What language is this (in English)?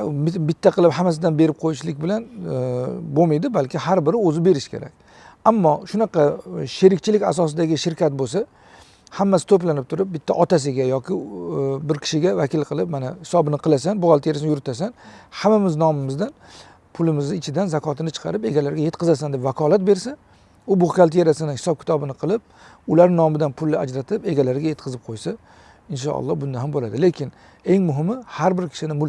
Turkish